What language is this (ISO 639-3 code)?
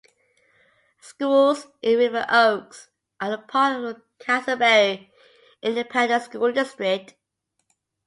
eng